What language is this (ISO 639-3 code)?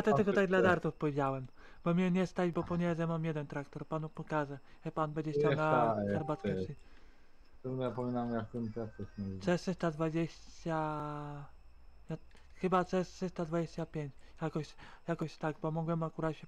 pol